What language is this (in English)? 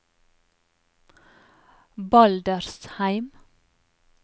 Norwegian